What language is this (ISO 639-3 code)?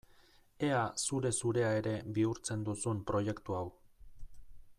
eus